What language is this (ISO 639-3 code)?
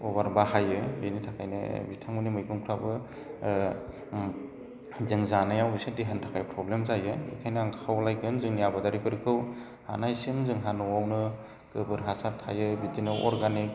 brx